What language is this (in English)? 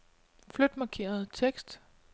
Danish